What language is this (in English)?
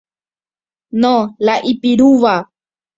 Guarani